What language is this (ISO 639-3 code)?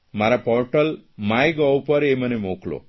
guj